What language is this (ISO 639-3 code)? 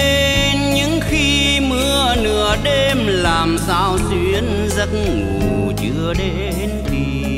vie